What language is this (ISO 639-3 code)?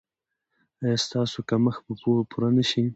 pus